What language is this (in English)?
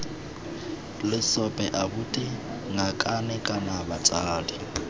Tswana